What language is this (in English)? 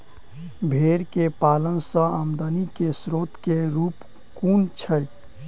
Maithili